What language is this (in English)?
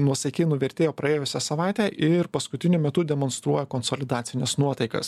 Lithuanian